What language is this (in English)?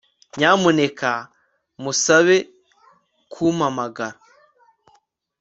Kinyarwanda